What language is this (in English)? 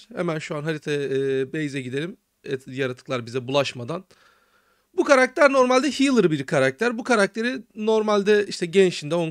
Turkish